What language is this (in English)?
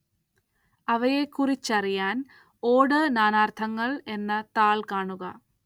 Malayalam